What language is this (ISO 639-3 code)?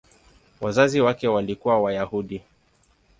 swa